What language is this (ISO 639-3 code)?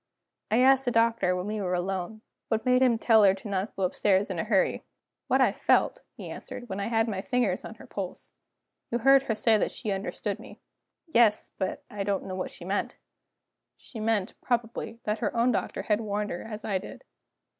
eng